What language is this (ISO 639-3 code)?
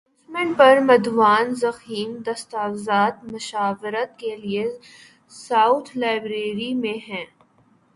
urd